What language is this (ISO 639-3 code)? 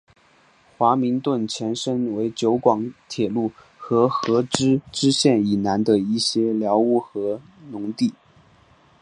zho